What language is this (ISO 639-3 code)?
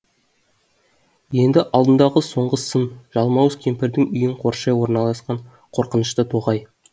kaz